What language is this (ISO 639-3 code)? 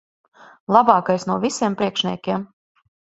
lav